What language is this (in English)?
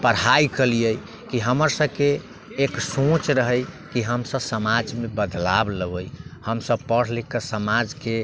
Maithili